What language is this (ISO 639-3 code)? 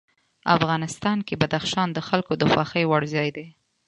pus